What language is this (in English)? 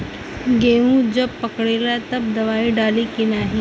Bhojpuri